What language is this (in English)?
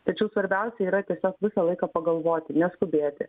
Lithuanian